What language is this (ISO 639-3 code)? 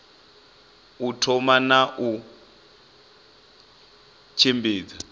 ven